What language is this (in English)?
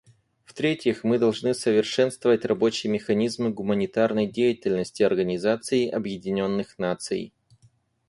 Russian